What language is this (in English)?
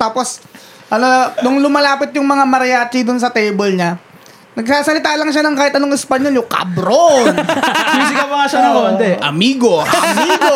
Filipino